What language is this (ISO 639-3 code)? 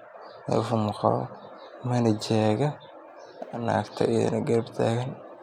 som